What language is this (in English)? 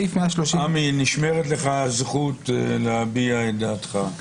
Hebrew